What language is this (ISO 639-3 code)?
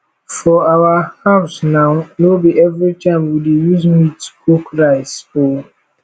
pcm